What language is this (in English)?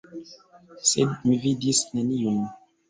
Esperanto